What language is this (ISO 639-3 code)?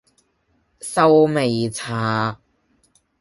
yue